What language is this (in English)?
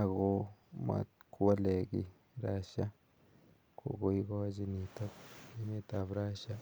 Kalenjin